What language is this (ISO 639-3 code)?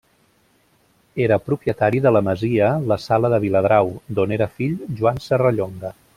cat